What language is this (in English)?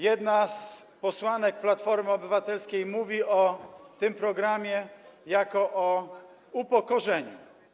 Polish